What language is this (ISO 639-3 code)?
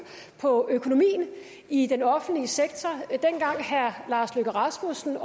dan